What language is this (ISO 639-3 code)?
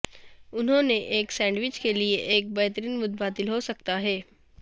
urd